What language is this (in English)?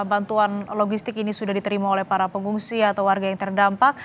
Indonesian